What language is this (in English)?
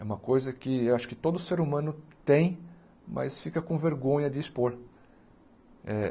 Portuguese